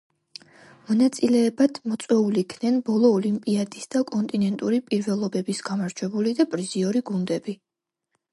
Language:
Georgian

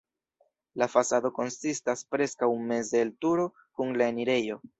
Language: Esperanto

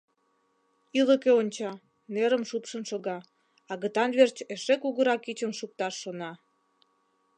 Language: Mari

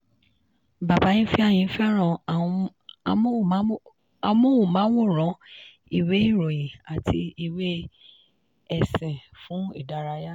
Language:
Yoruba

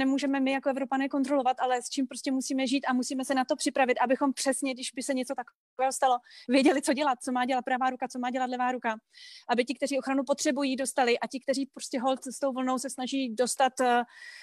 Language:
Czech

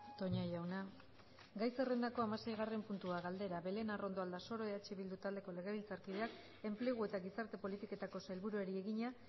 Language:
Basque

